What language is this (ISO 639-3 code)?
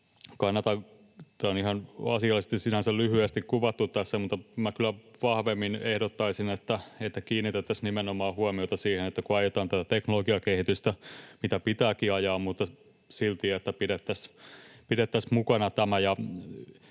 fin